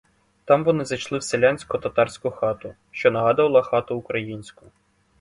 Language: Ukrainian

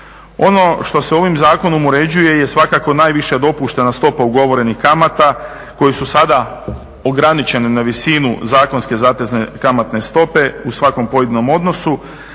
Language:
Croatian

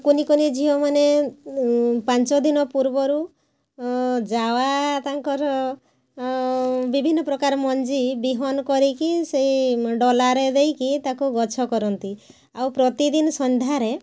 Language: Odia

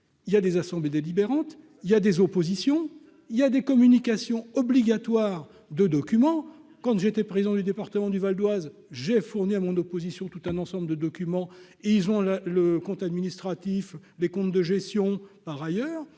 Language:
French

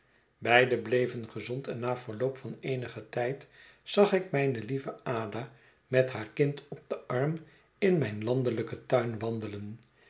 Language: Dutch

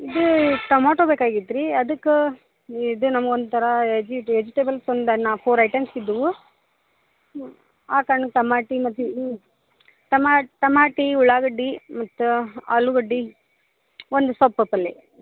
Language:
Kannada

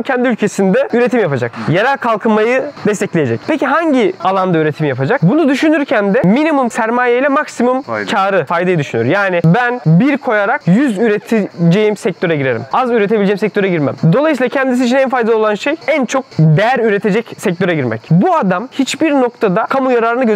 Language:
Turkish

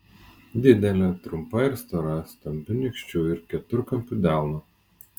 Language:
Lithuanian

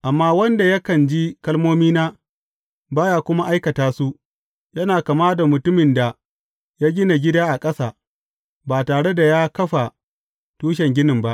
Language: Hausa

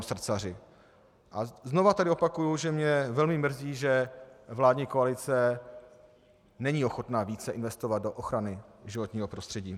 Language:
Czech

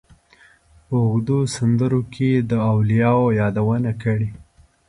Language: Pashto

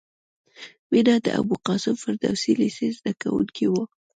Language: Pashto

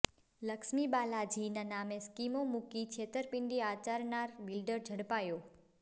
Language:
Gujarati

